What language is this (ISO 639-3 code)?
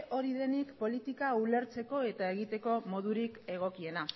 eus